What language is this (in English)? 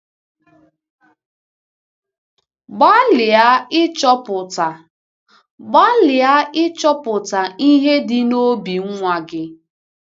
Igbo